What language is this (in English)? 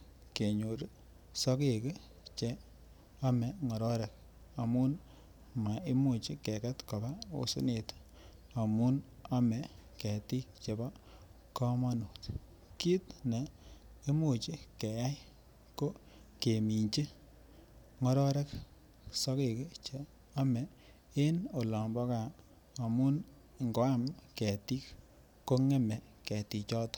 Kalenjin